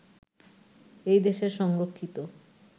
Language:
Bangla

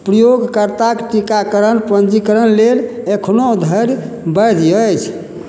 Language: Maithili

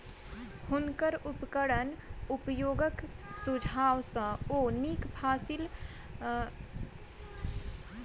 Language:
Maithili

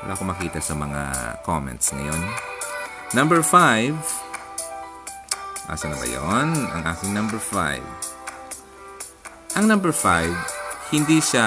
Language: Filipino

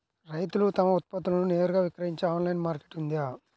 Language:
Telugu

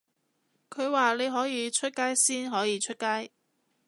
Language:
Cantonese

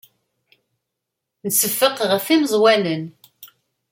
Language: Kabyle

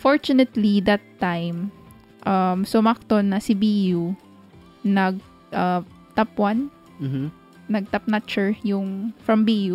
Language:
Filipino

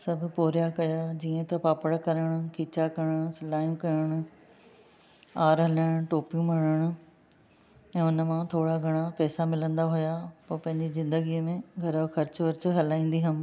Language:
Sindhi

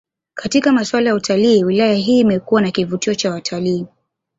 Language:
Swahili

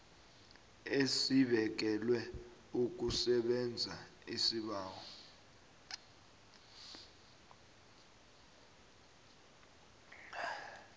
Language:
South Ndebele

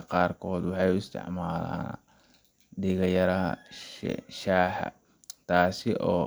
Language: Somali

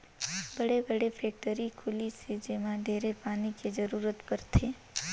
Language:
Chhattisgarhi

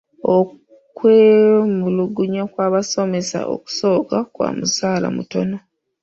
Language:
Ganda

